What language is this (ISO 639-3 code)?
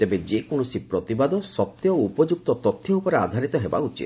ori